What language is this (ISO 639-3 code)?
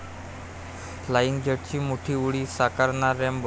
mar